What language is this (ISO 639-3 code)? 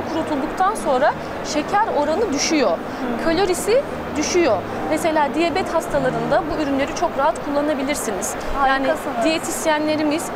tur